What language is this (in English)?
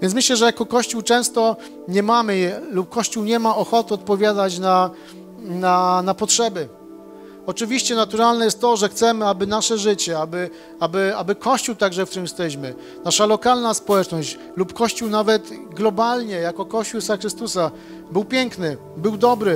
Polish